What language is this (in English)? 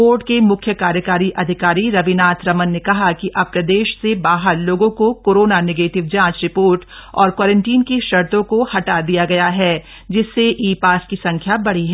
Hindi